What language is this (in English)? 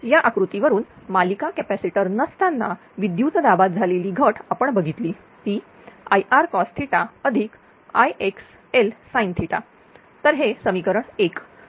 Marathi